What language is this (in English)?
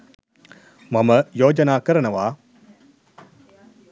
Sinhala